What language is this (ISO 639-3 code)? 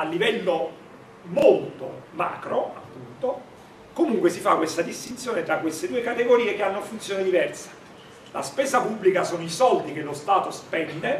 ita